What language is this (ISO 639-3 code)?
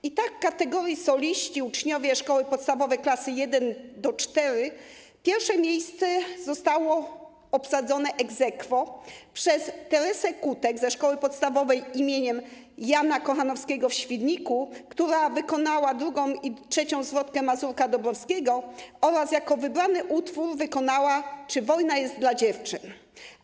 pol